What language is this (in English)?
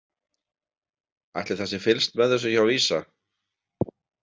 Icelandic